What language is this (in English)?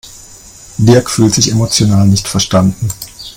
German